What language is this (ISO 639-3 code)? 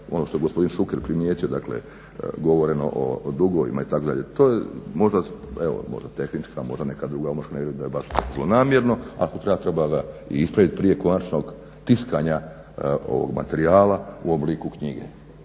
hrv